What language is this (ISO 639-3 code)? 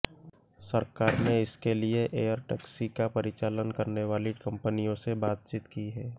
hin